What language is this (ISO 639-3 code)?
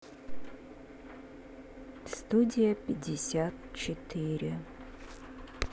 rus